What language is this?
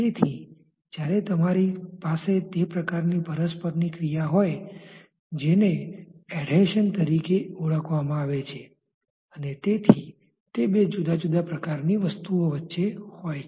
Gujarati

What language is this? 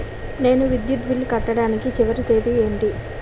Telugu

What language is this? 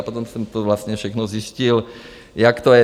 Czech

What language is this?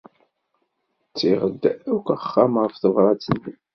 Kabyle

